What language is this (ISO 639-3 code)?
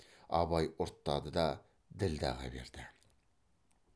kaz